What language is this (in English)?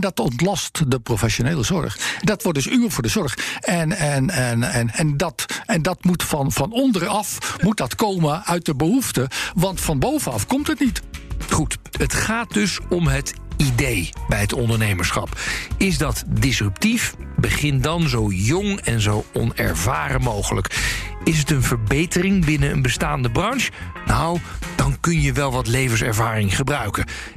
Dutch